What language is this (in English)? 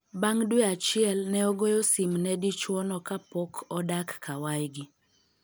Luo (Kenya and Tanzania)